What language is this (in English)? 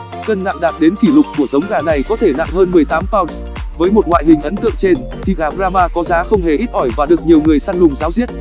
Vietnamese